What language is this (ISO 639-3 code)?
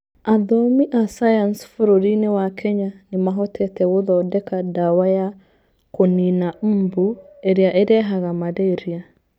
kik